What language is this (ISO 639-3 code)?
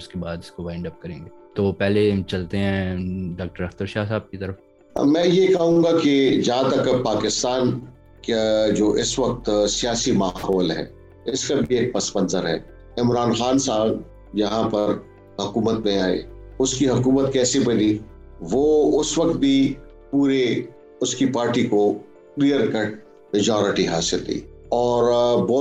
urd